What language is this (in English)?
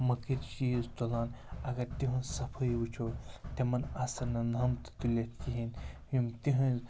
Kashmiri